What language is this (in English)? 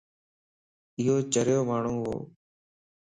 Lasi